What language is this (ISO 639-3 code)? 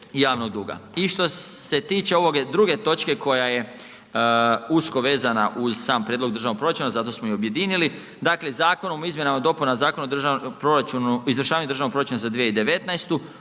hrv